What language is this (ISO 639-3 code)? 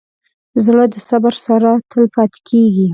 pus